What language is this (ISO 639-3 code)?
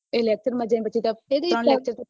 guj